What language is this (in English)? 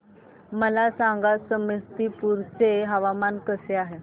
Marathi